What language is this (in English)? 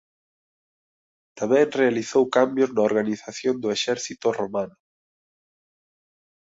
Galician